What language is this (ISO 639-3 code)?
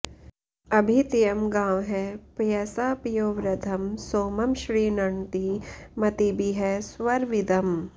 san